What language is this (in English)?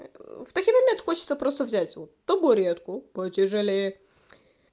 Russian